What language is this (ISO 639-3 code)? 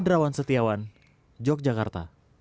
ind